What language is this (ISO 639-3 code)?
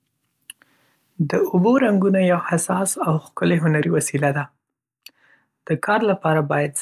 pus